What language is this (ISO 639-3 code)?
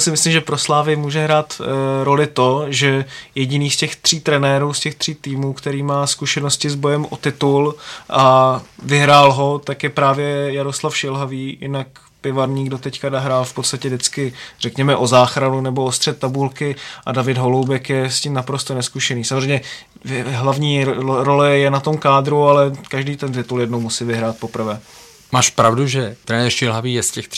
ces